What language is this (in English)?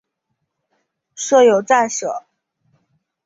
Chinese